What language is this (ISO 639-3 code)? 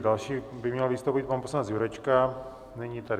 ces